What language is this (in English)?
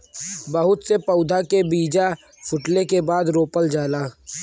Bhojpuri